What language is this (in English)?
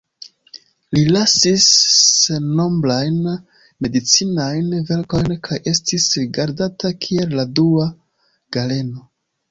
Esperanto